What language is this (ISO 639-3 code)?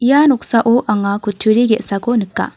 grt